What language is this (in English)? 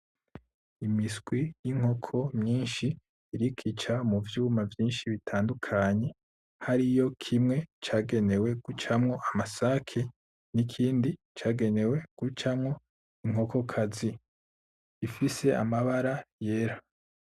Rundi